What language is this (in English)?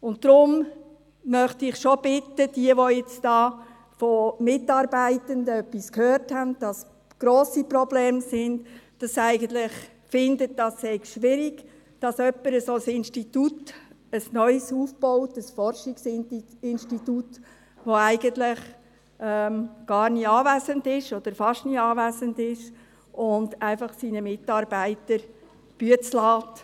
Swiss German